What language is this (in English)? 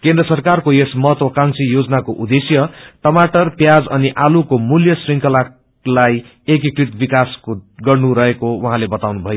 Nepali